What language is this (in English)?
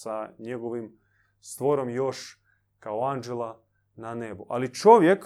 Croatian